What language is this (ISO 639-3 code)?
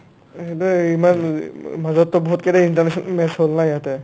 asm